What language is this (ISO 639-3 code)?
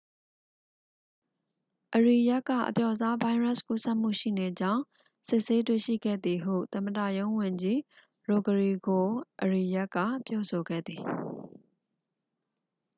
mya